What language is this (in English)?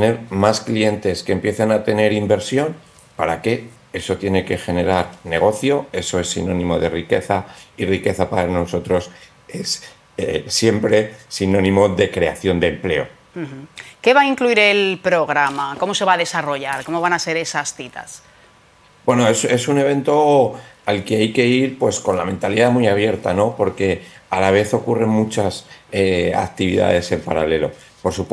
Spanish